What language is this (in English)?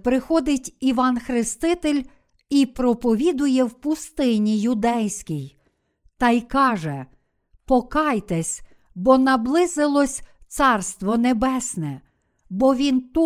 Ukrainian